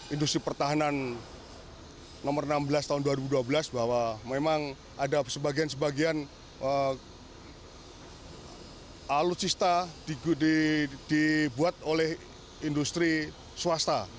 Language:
Indonesian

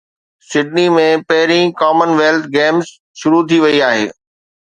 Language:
Sindhi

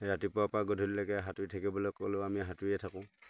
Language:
Assamese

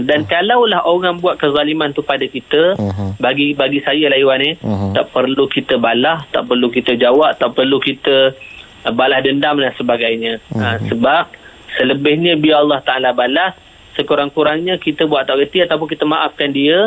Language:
Malay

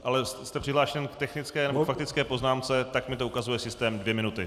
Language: Czech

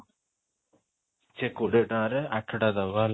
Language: Odia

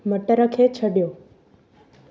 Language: Sindhi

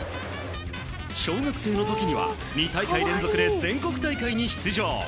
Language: Japanese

